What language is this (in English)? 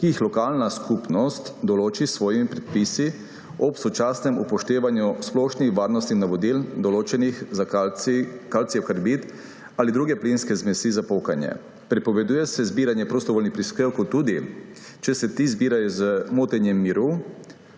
Slovenian